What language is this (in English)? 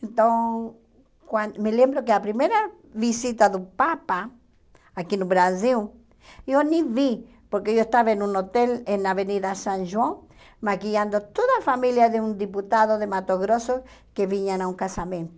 Portuguese